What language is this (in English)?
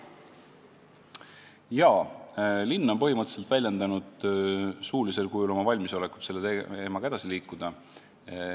Estonian